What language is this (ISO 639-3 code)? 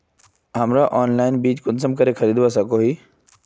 mag